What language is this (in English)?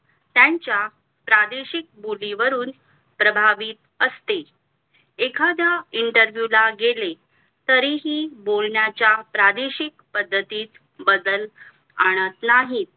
Marathi